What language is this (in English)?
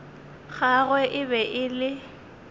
Northern Sotho